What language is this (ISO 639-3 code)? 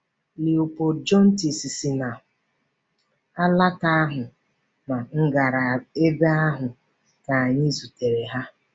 ibo